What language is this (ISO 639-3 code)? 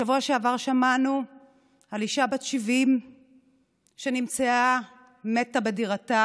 heb